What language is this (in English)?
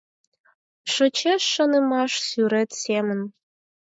Mari